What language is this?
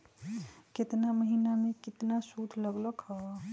Magahi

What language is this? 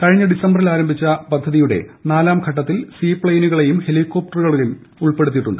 Malayalam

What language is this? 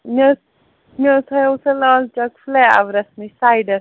Kashmiri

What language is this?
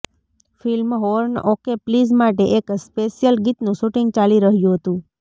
Gujarati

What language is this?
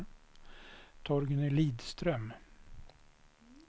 Swedish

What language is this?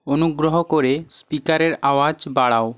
Bangla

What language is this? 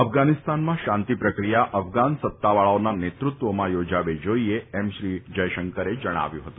Gujarati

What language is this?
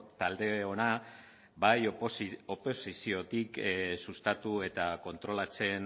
Basque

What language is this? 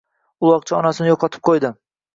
Uzbek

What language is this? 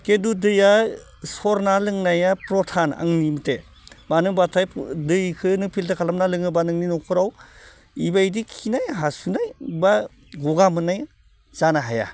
Bodo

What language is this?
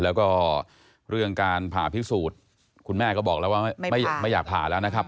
Thai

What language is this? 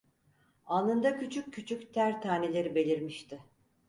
Turkish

